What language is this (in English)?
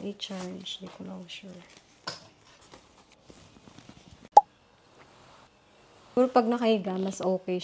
Filipino